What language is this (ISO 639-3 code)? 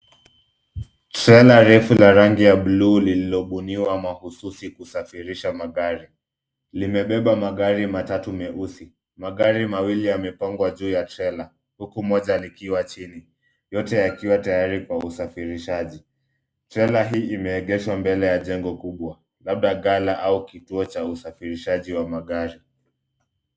swa